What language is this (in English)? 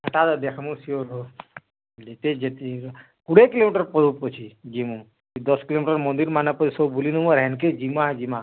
Odia